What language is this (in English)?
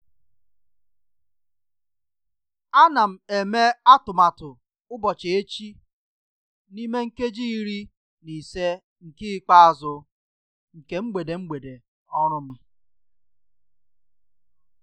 Igbo